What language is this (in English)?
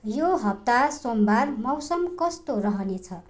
Nepali